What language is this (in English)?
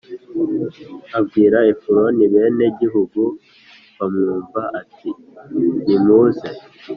Kinyarwanda